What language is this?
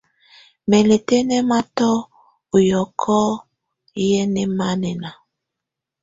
Tunen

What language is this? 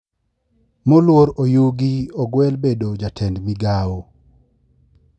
Luo (Kenya and Tanzania)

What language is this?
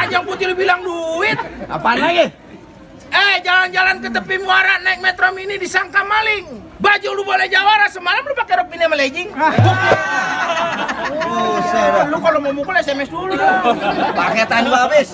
Indonesian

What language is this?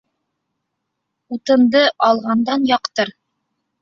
Bashkir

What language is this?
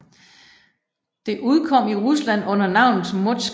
Danish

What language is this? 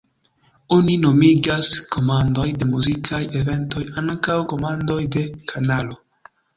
Esperanto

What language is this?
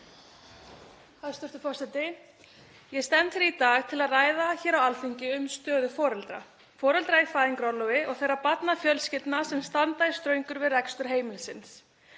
Icelandic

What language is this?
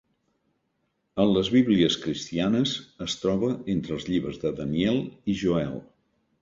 Catalan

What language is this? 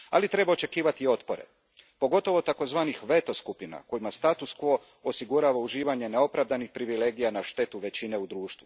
Croatian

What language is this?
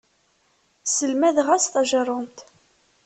Kabyle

